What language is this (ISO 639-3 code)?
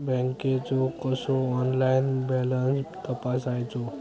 mar